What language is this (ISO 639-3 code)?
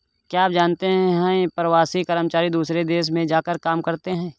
hin